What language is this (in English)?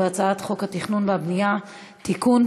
Hebrew